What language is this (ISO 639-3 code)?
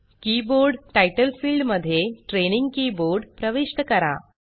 mar